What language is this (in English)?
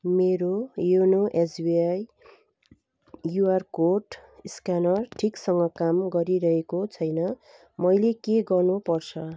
Nepali